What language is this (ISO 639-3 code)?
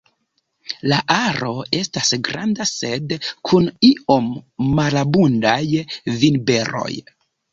epo